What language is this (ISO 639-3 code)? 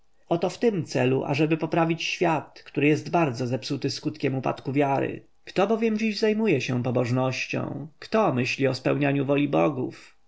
pol